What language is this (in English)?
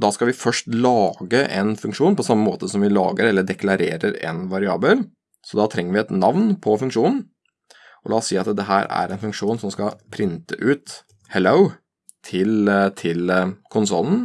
Norwegian